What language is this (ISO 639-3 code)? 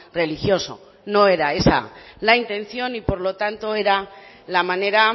spa